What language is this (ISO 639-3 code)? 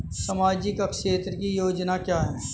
hin